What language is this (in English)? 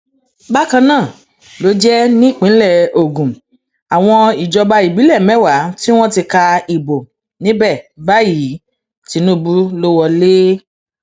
Yoruba